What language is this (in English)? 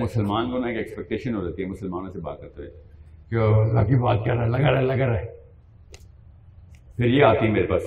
Urdu